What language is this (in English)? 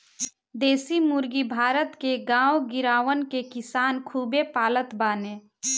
Bhojpuri